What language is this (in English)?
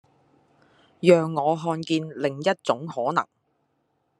Chinese